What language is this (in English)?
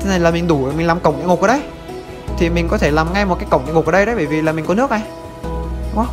Vietnamese